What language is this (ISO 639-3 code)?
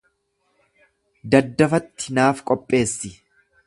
orm